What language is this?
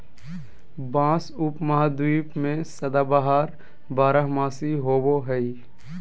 Magahi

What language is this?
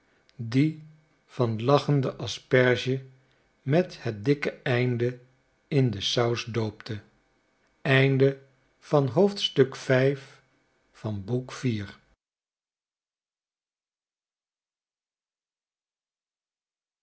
Dutch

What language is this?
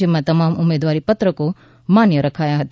Gujarati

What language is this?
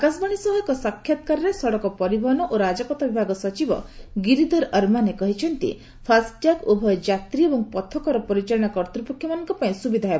Odia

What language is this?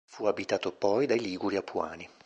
Italian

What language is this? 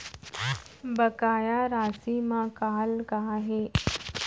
Chhattisgarhi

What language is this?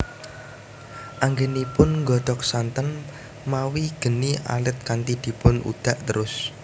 Javanese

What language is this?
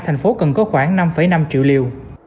Vietnamese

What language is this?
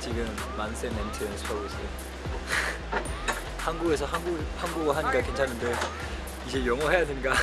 Korean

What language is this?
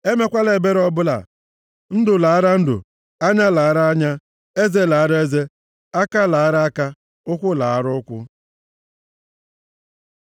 Igbo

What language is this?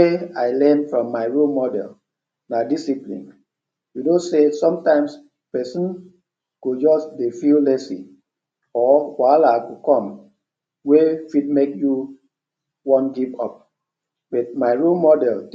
Nigerian Pidgin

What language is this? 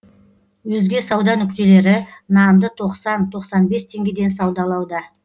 Kazakh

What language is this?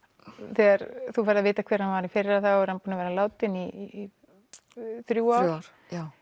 Icelandic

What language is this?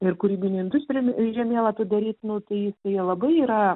Lithuanian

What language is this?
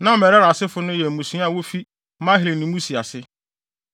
Akan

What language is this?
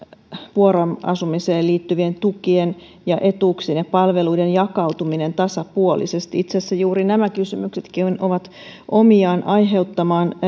Finnish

